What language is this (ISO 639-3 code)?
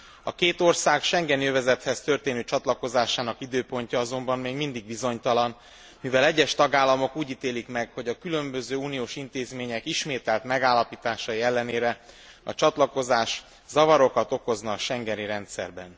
hun